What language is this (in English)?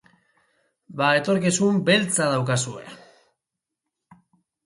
Basque